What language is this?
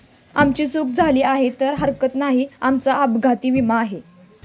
Marathi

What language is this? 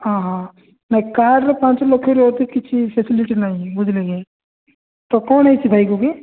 Odia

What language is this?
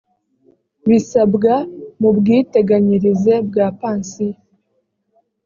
Kinyarwanda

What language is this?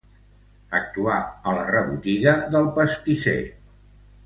Catalan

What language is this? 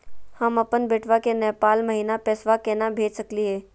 Magahi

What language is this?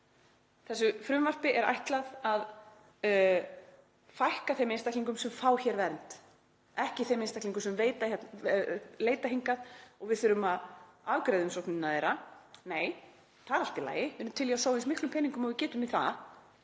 Icelandic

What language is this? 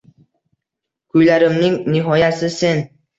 Uzbek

